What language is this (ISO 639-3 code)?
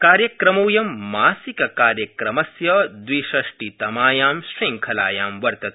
san